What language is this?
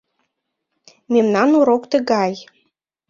Mari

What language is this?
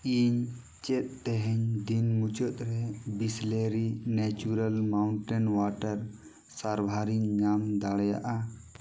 Santali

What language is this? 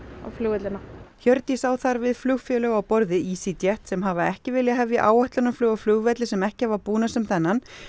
Icelandic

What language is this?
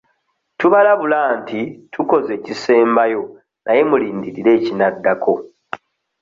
Ganda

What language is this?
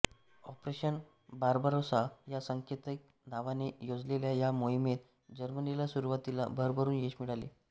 Marathi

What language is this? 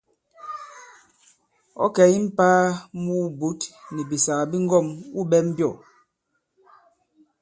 Bankon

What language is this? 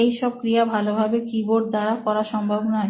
Bangla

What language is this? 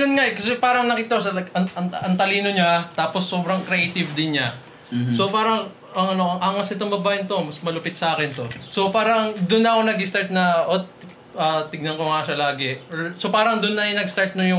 Filipino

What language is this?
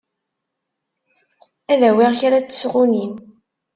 Kabyle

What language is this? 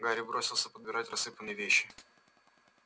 Russian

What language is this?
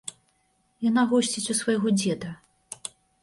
Belarusian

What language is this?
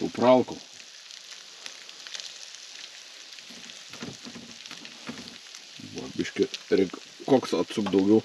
Lithuanian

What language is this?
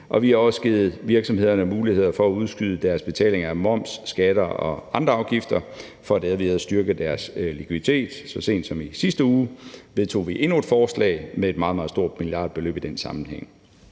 Danish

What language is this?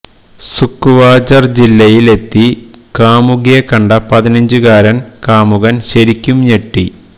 Malayalam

